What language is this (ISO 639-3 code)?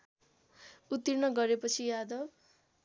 nep